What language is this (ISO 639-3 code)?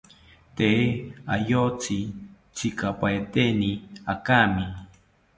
cpy